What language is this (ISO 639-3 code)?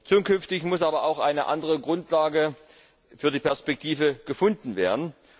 deu